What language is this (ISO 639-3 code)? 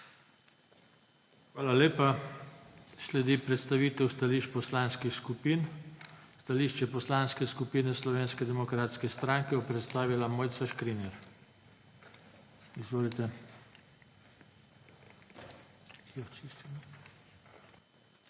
slv